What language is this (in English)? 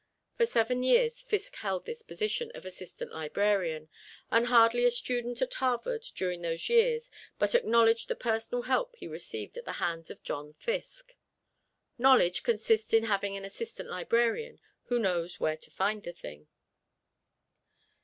English